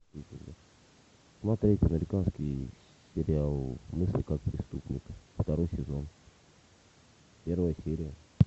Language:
Russian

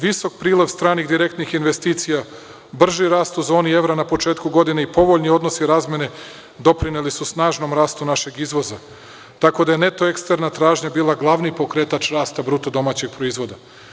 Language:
Serbian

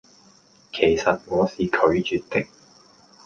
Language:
Cantonese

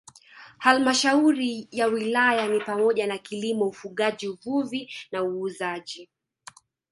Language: Swahili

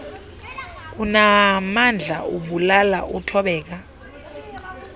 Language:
Xhosa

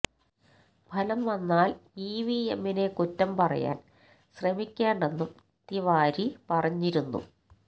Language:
Malayalam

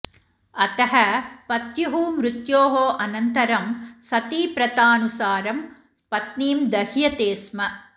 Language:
Sanskrit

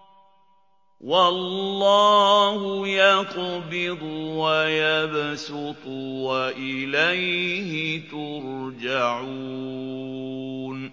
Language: Arabic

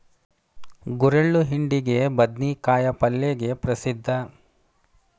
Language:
Kannada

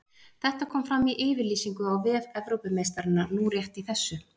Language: Icelandic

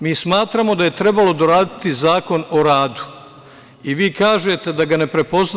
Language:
Serbian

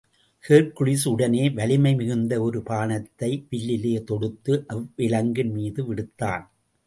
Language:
Tamil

